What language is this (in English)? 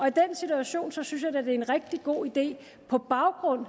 Danish